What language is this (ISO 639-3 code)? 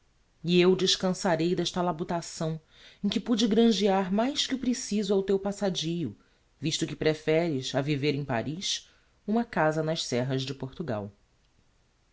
por